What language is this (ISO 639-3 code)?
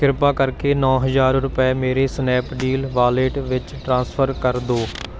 pan